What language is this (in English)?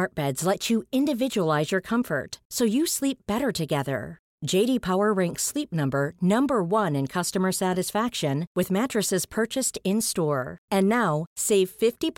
Swedish